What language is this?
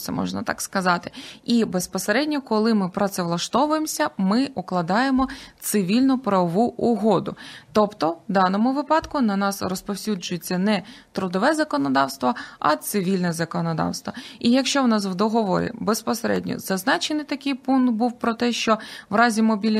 Ukrainian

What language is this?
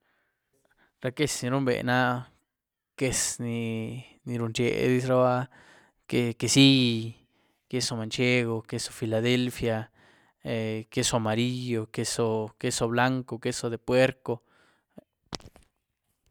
Güilá Zapotec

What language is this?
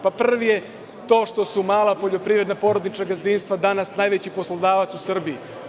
Serbian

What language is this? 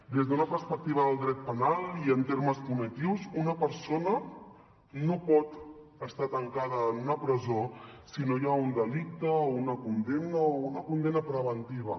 Catalan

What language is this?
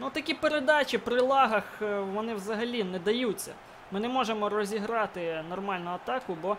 Ukrainian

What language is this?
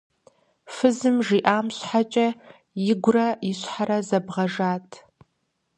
Kabardian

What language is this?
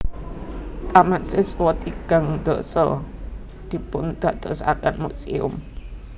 Javanese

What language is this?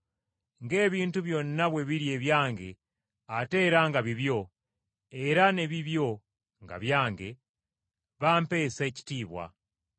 Ganda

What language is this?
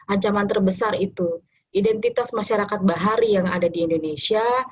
Indonesian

